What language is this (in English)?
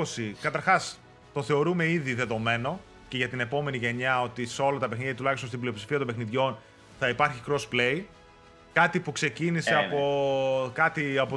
Greek